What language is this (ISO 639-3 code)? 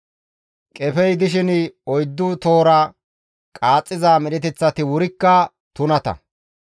gmv